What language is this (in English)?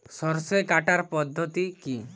Bangla